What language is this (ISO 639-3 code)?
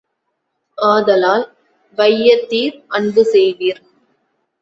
tam